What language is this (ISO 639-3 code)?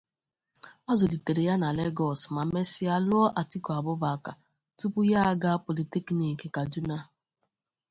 ibo